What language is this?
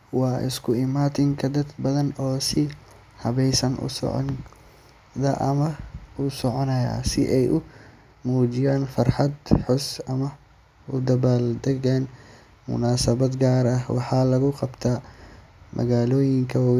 Somali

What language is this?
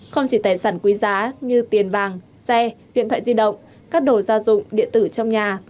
Vietnamese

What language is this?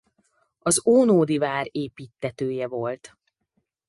Hungarian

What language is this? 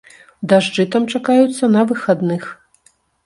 Belarusian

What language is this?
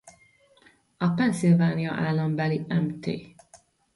Hungarian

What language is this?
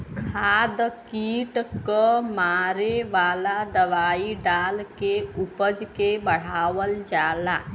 Bhojpuri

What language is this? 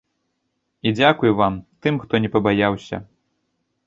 Belarusian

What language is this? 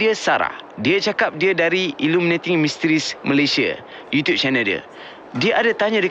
Malay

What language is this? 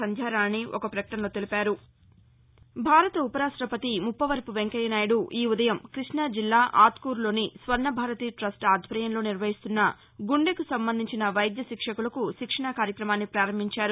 Telugu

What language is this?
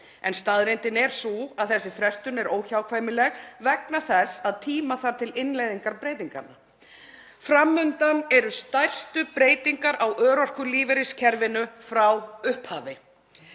Icelandic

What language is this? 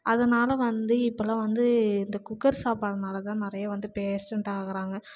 Tamil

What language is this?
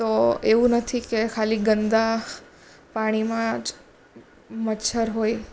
Gujarati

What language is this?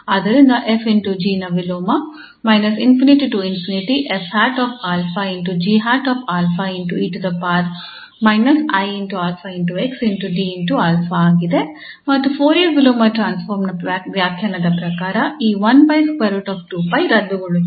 Kannada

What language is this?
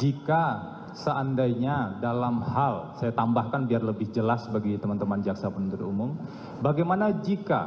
Indonesian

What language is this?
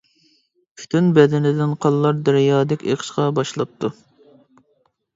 Uyghur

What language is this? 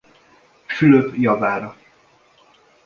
Hungarian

